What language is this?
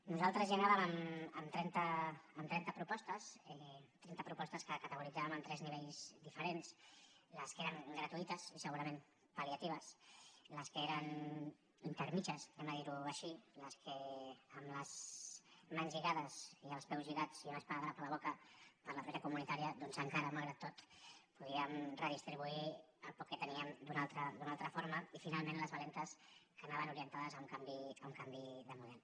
Catalan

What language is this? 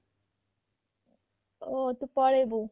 Odia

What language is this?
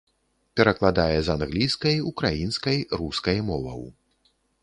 Belarusian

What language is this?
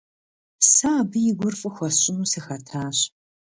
Kabardian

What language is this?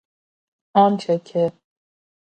Persian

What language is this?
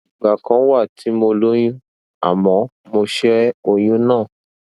Yoruba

